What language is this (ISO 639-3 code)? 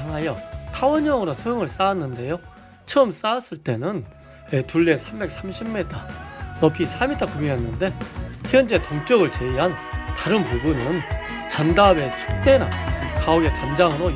kor